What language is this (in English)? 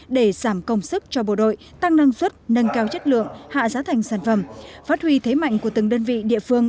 Vietnamese